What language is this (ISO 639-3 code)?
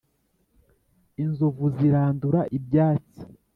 kin